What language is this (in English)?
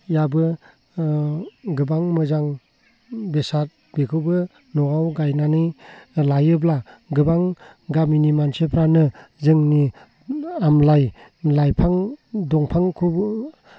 Bodo